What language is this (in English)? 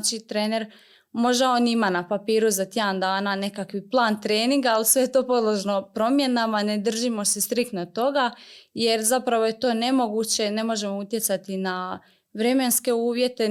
Croatian